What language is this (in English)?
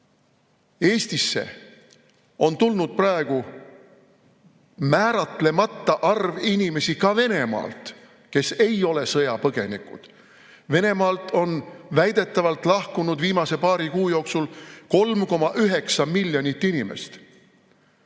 Estonian